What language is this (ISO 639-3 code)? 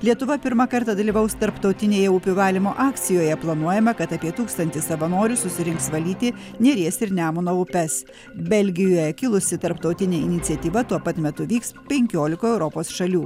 lit